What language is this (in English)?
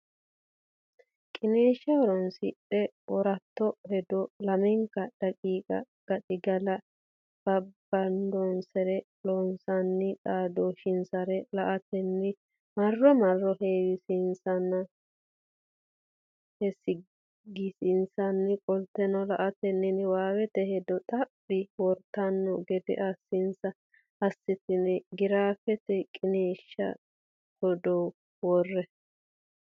Sidamo